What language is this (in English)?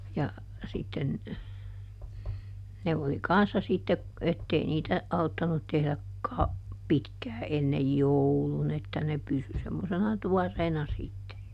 Finnish